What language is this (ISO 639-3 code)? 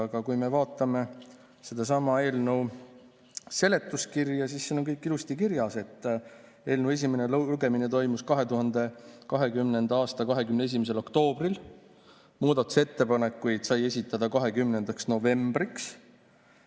est